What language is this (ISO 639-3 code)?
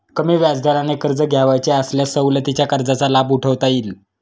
mar